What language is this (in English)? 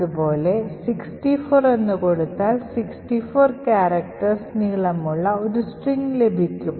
Malayalam